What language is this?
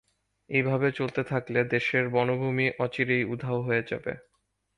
Bangla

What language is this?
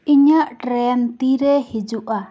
Santali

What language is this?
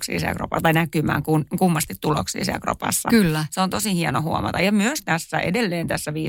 Finnish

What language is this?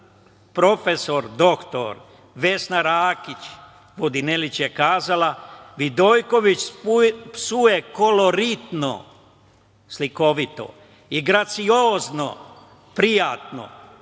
Serbian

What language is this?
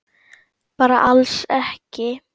Icelandic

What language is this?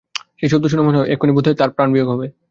Bangla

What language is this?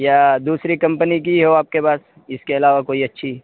Urdu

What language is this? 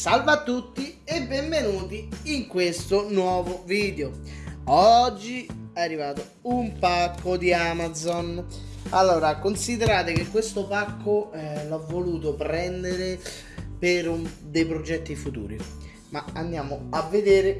Italian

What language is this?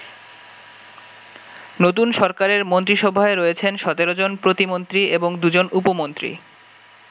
Bangla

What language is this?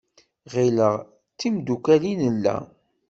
Kabyle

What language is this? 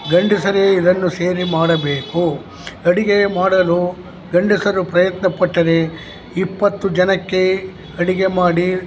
Kannada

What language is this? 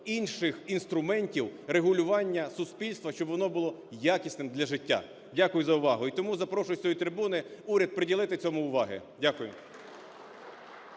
Ukrainian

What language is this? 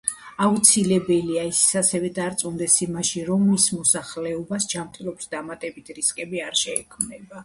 Georgian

